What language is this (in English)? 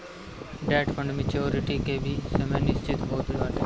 Bhojpuri